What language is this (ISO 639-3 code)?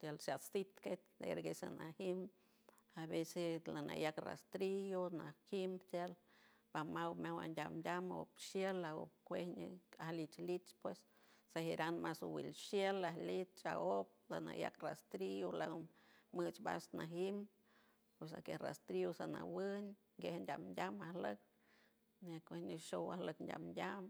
hue